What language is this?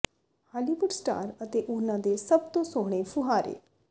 Punjabi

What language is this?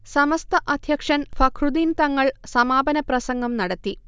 Malayalam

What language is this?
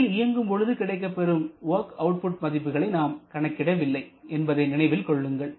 Tamil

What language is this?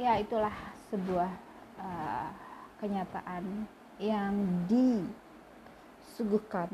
Indonesian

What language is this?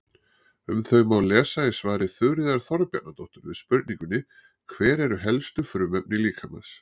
Icelandic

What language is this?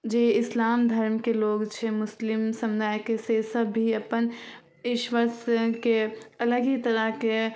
Maithili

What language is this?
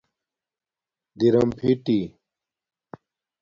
Domaaki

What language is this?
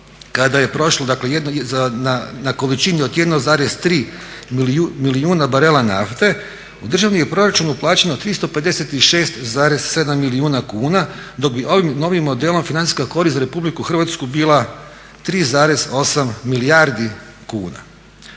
Croatian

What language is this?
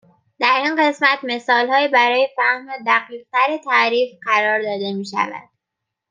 Persian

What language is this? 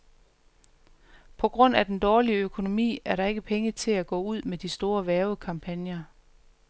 Danish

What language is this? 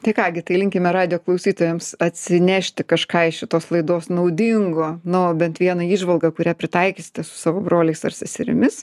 Lithuanian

